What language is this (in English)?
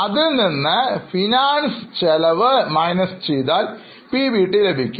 Malayalam